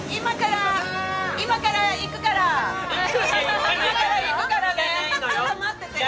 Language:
Japanese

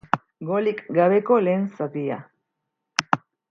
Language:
Basque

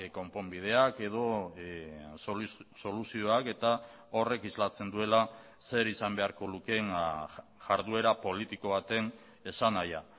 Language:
Basque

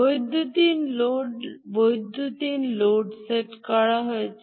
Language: Bangla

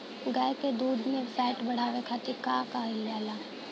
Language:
Bhojpuri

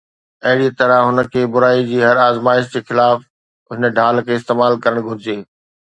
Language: Sindhi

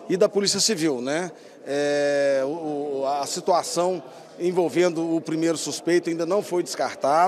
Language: Portuguese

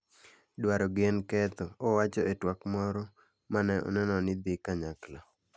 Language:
Luo (Kenya and Tanzania)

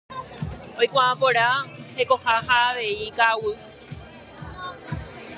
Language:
Guarani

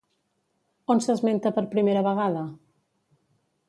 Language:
Catalan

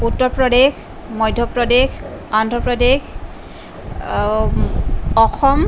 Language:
Assamese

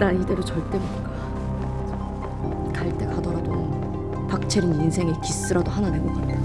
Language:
Korean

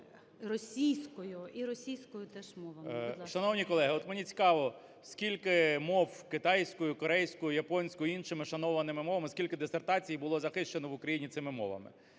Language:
Ukrainian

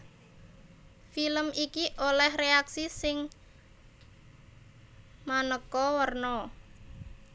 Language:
Javanese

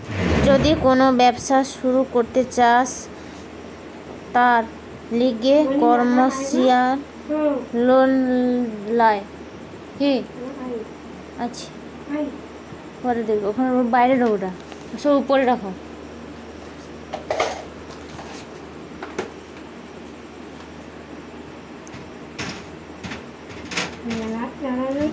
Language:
Bangla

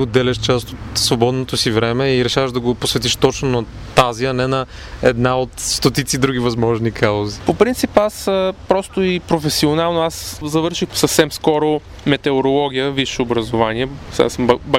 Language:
Bulgarian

